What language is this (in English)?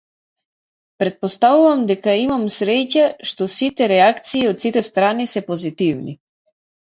Macedonian